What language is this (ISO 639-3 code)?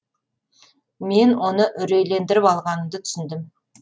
kaz